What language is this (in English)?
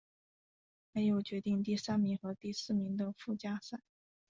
Chinese